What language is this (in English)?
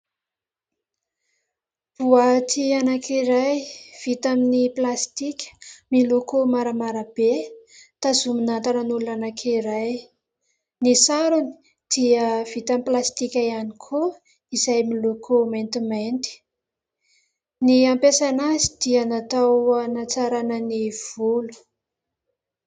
Malagasy